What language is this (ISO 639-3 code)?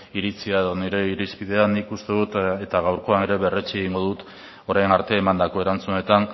eus